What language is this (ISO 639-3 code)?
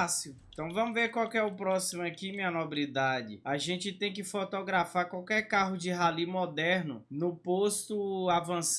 por